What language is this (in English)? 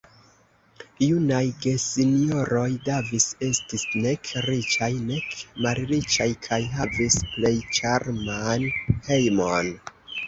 Esperanto